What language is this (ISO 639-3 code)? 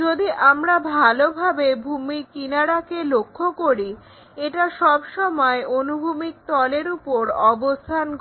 ben